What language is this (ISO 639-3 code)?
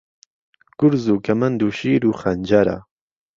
ckb